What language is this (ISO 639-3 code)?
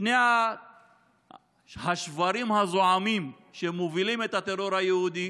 heb